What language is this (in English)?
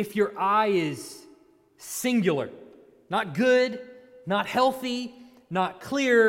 English